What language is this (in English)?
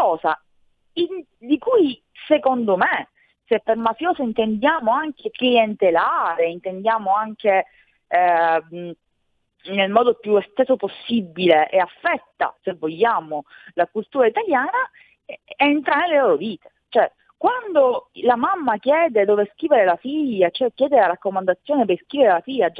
Italian